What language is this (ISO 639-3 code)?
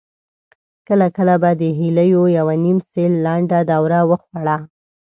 pus